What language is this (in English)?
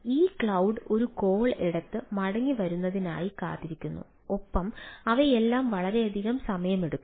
Malayalam